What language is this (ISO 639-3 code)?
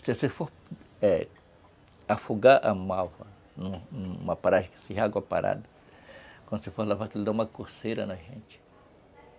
por